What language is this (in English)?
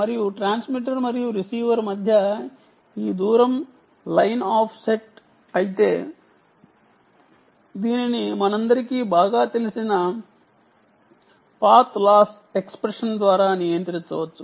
Telugu